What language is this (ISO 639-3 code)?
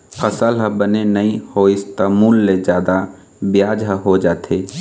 hne